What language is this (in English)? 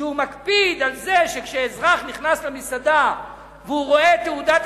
Hebrew